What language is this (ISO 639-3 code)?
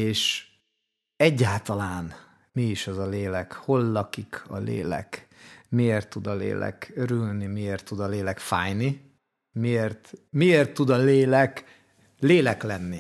hun